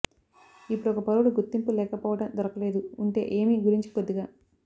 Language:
Telugu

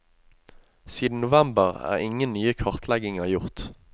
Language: Norwegian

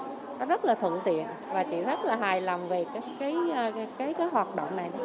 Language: Vietnamese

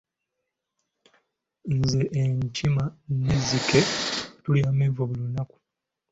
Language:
Ganda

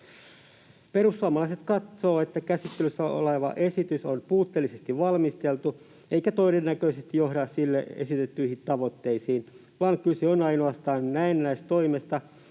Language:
Finnish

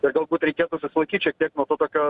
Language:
Lithuanian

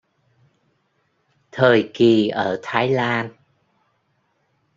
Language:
Vietnamese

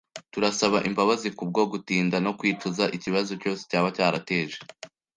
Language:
Kinyarwanda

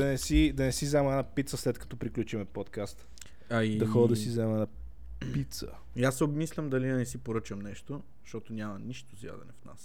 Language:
Bulgarian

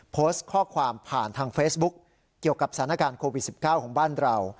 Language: Thai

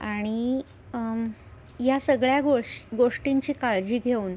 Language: Marathi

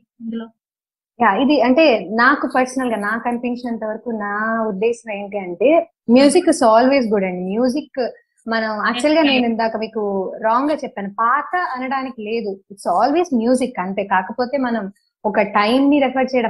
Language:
Telugu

